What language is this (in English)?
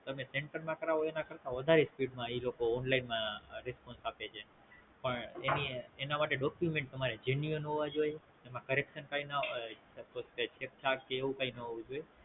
Gujarati